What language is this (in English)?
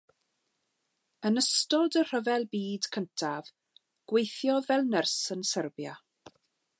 Welsh